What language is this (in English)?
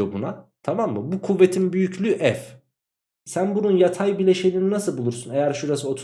Turkish